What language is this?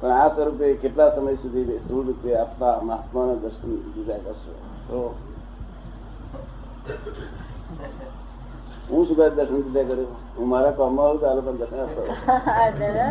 Gujarati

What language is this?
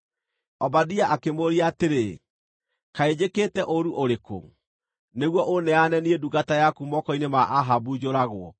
Kikuyu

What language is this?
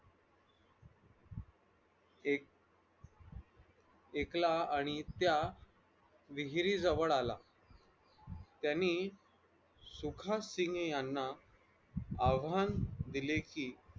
Marathi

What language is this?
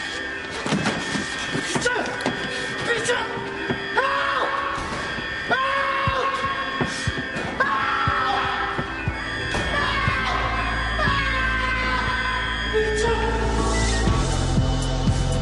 Welsh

